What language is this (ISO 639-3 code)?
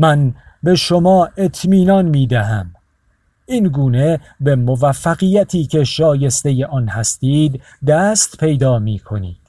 fas